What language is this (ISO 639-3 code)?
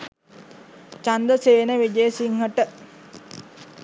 sin